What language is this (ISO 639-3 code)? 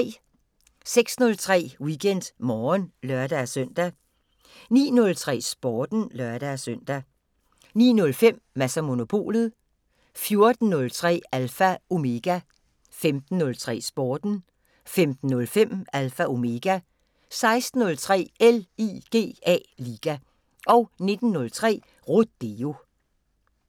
dan